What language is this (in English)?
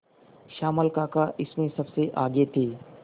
Hindi